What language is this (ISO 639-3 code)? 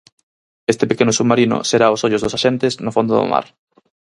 glg